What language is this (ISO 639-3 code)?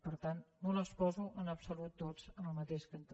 cat